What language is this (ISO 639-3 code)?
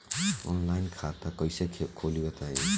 bho